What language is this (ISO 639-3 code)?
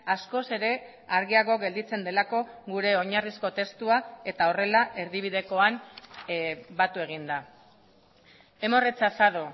eus